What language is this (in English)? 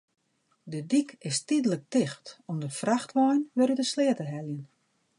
Western Frisian